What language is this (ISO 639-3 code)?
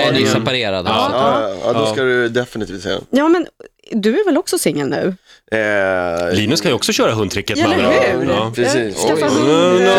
swe